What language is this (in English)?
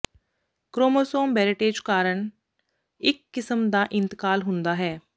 Punjabi